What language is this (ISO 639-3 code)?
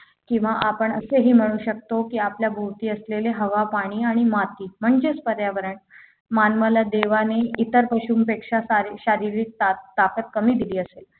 mar